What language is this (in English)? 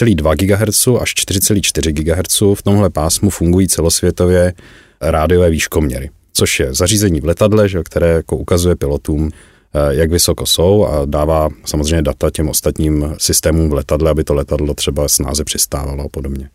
Czech